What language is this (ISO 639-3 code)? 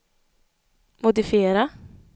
swe